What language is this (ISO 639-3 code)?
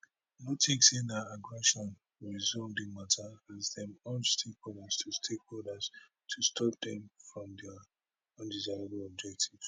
pcm